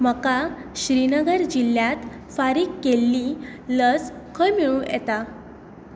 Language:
Konkani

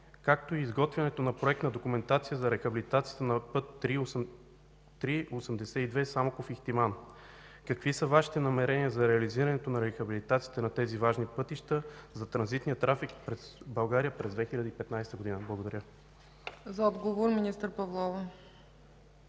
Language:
Bulgarian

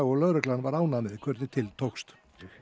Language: Icelandic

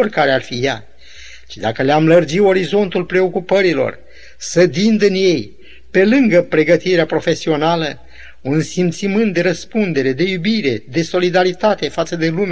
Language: Romanian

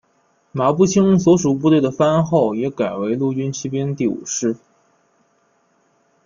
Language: Chinese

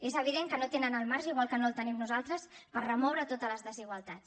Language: Catalan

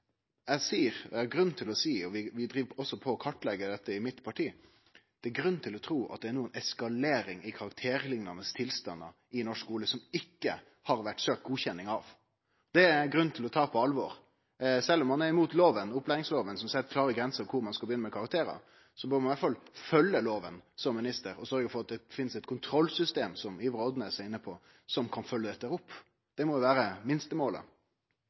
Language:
Norwegian Nynorsk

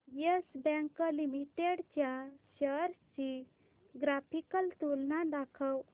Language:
Marathi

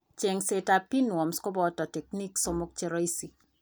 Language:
Kalenjin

